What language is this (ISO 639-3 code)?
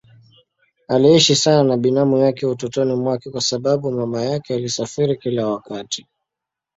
swa